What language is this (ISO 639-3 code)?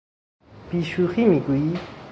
fas